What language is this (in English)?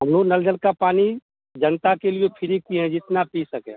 Hindi